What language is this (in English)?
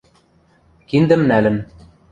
Western Mari